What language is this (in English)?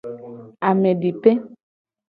Gen